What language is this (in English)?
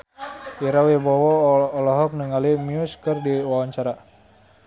Sundanese